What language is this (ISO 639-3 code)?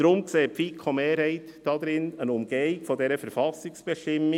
gsw